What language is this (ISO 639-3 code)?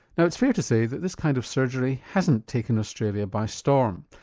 eng